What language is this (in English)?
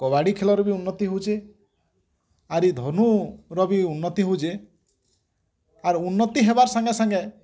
Odia